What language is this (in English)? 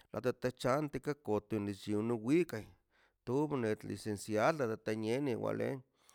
Mazaltepec Zapotec